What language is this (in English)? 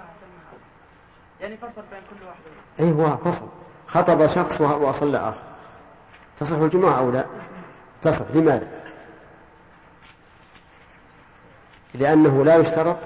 Arabic